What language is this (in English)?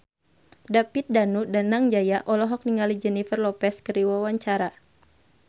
Sundanese